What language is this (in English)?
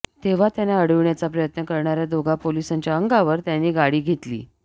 Marathi